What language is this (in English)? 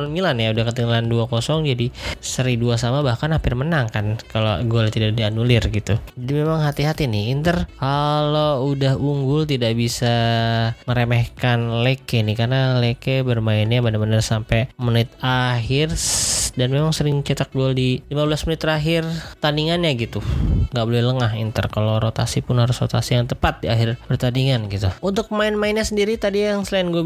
Indonesian